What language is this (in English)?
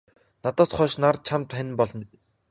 Mongolian